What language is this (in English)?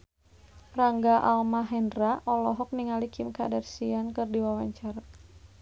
Sundanese